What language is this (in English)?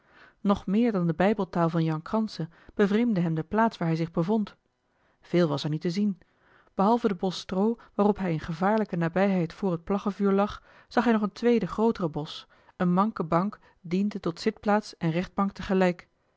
Dutch